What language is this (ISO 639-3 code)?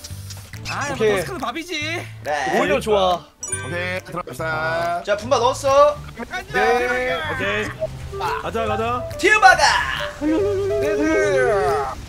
kor